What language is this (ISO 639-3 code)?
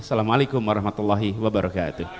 ind